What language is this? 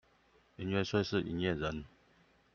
Chinese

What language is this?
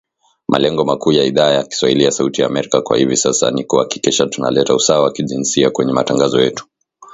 Swahili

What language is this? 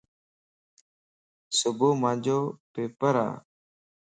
Lasi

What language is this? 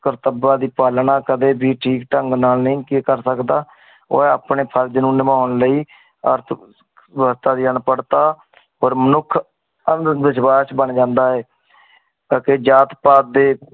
Punjabi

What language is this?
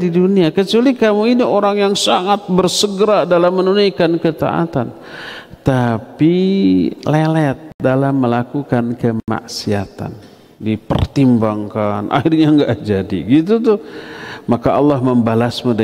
Indonesian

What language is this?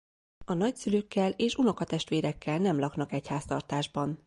Hungarian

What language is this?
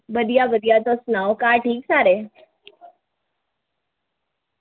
Dogri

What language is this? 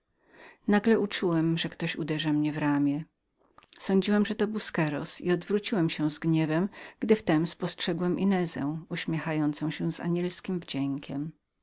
Polish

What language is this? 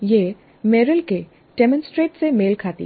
Hindi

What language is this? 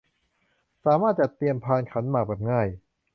Thai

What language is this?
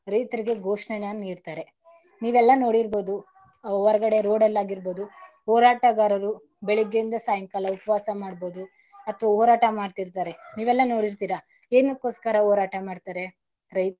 Kannada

